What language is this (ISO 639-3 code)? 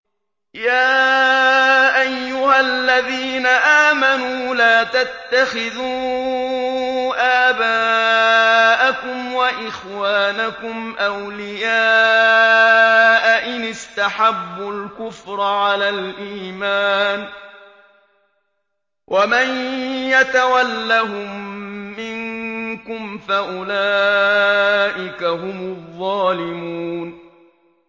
ara